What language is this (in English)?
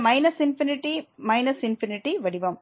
Tamil